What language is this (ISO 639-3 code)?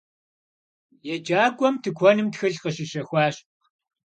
kbd